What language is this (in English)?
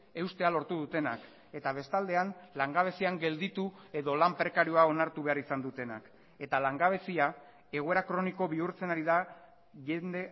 Basque